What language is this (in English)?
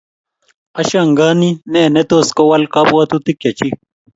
Kalenjin